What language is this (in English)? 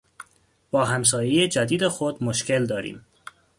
Persian